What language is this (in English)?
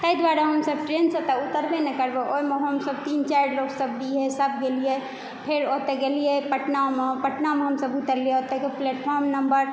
Maithili